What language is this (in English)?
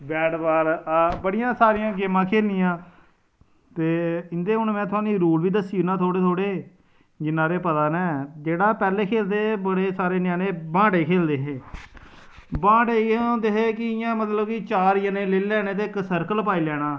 Dogri